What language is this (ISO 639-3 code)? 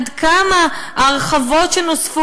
heb